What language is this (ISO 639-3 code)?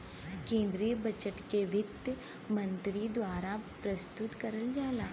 bho